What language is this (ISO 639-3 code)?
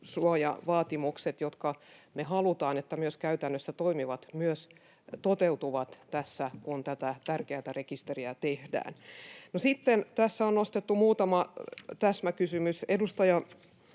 fin